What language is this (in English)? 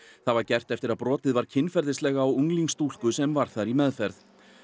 Icelandic